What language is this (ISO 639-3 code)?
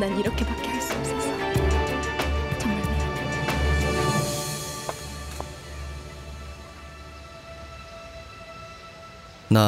kor